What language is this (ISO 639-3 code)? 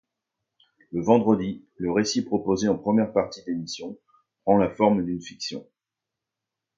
fra